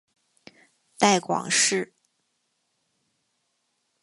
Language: Chinese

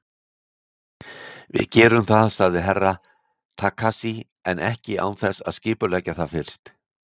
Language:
Icelandic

